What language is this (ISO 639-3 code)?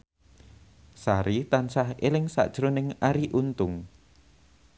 jav